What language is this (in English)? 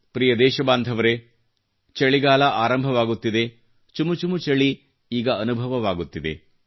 Kannada